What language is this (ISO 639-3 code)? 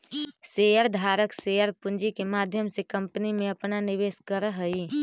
mag